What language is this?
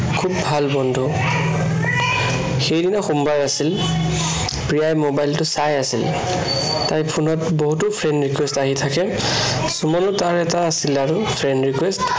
Assamese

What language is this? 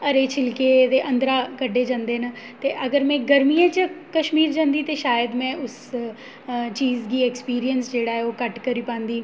Dogri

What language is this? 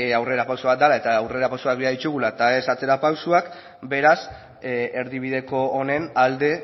Basque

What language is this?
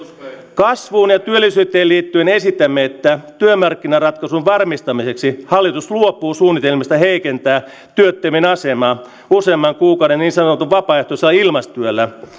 Finnish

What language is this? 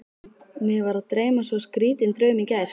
Icelandic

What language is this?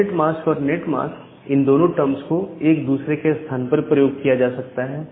Hindi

